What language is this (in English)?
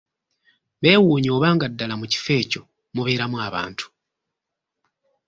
Ganda